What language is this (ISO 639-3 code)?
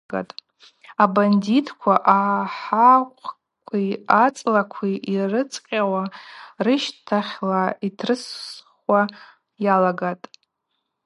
abq